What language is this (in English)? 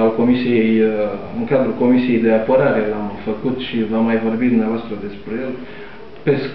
Romanian